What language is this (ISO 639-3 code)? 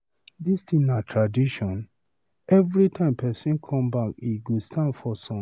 pcm